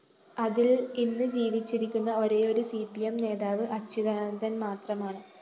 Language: Malayalam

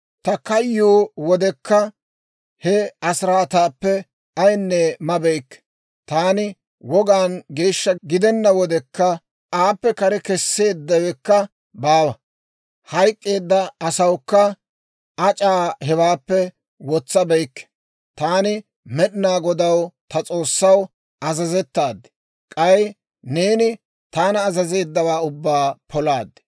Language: Dawro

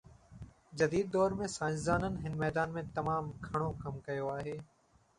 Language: Sindhi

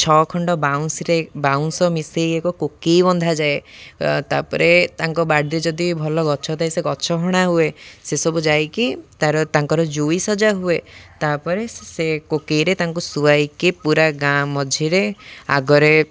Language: Odia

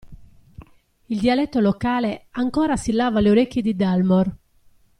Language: Italian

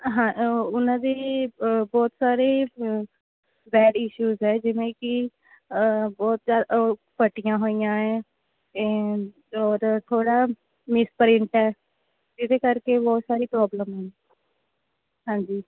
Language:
Punjabi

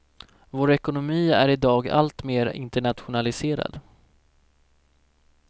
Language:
Swedish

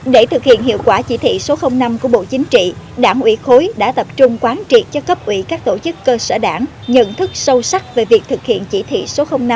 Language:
Vietnamese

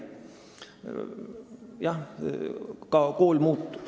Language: Estonian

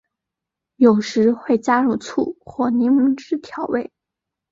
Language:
Chinese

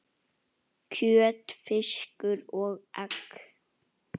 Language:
Icelandic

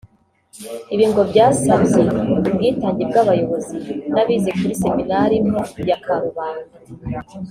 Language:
Kinyarwanda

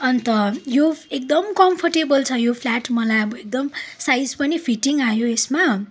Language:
Nepali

